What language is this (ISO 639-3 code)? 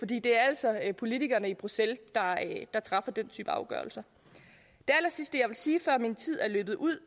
dan